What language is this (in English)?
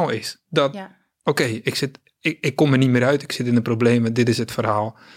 Dutch